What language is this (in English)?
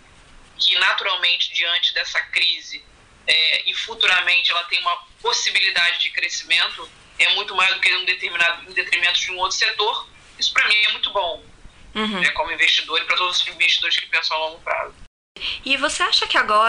Portuguese